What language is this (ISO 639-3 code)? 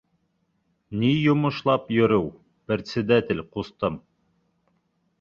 bak